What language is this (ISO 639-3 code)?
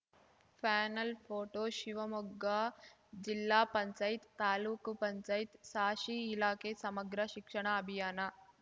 kan